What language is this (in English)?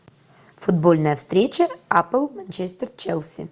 Russian